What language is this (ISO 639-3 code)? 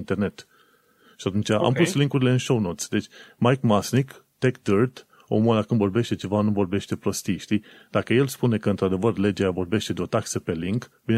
ron